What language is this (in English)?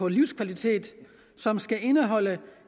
Danish